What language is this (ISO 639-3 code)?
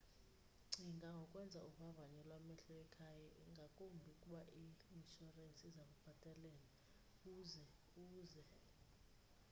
xho